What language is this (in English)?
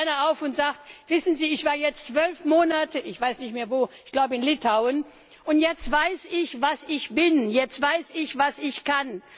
German